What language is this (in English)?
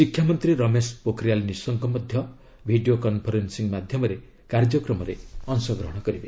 Odia